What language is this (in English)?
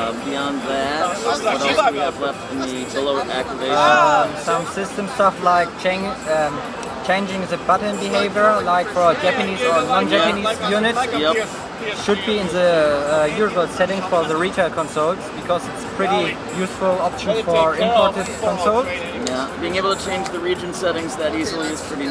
English